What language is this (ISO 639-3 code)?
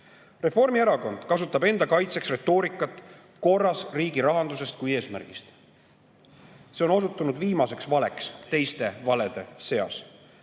est